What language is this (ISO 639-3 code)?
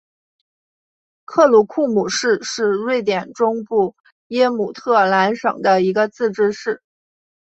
zho